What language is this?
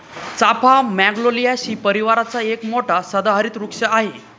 Marathi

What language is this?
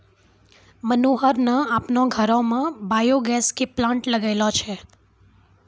Maithili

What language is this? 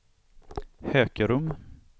Swedish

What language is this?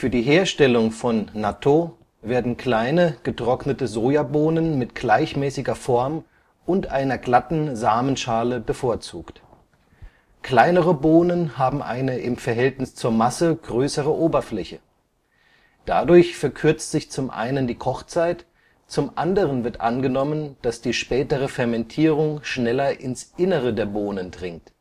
German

